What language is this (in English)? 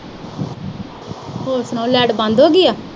Punjabi